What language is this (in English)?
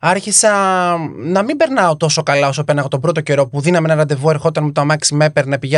Greek